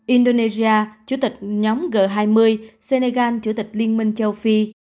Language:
Vietnamese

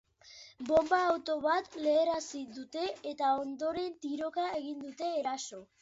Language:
Basque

